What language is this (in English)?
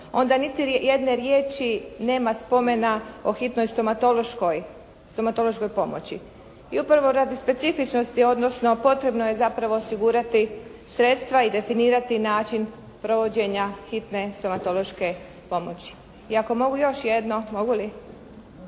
Croatian